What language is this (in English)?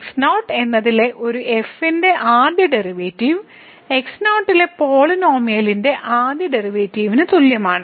Malayalam